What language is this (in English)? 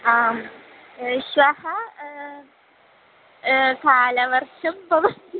Sanskrit